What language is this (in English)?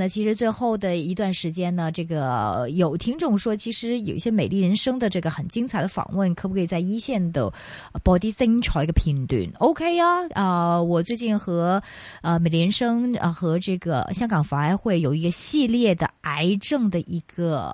Chinese